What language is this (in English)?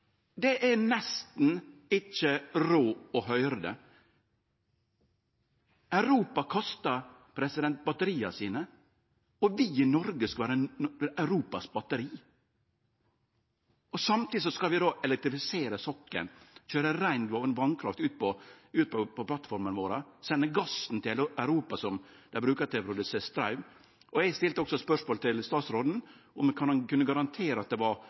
Norwegian Nynorsk